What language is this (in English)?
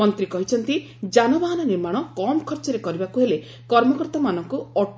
Odia